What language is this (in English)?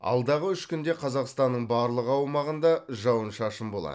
Kazakh